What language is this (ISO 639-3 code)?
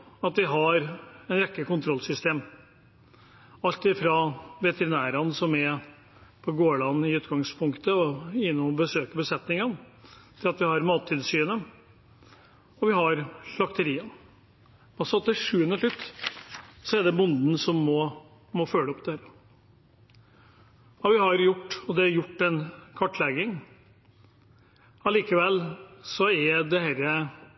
nob